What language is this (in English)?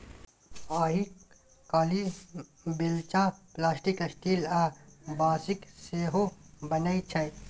Maithili